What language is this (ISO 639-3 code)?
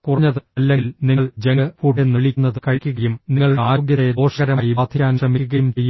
mal